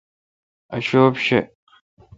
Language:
Kalkoti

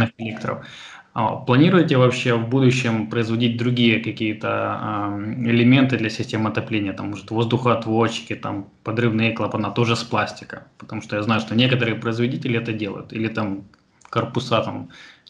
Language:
Russian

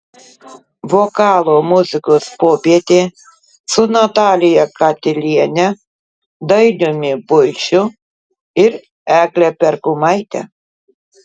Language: Lithuanian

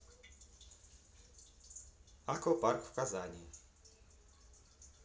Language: Russian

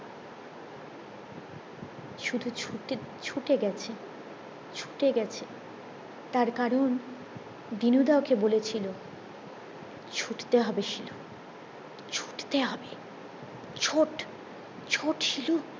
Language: Bangla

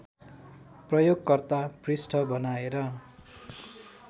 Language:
Nepali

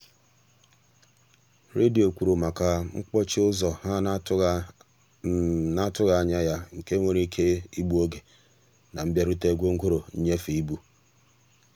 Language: Igbo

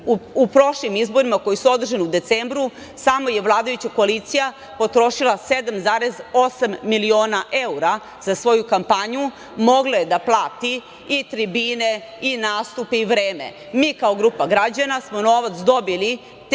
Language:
Serbian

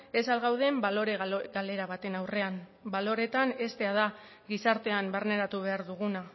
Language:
Basque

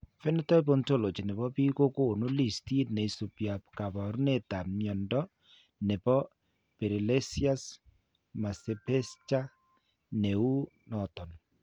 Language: Kalenjin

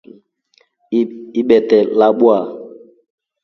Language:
Rombo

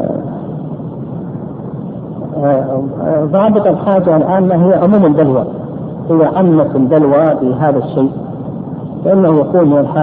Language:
Arabic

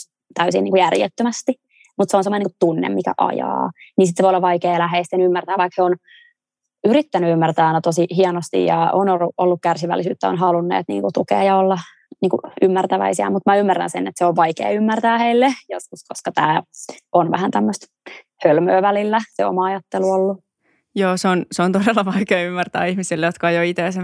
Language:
Finnish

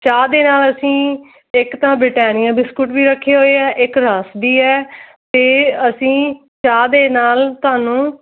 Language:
Punjabi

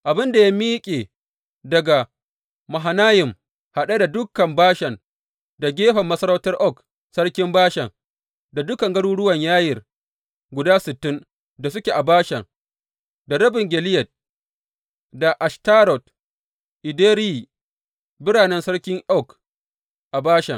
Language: Hausa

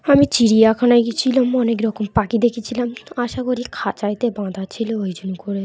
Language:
Bangla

